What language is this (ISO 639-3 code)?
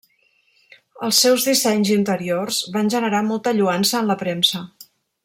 cat